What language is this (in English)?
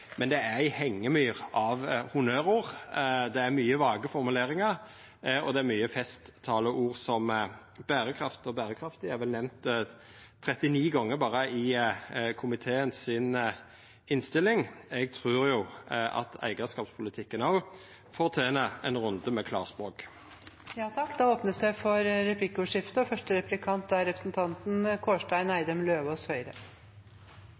Norwegian